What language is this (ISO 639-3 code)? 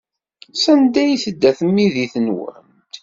kab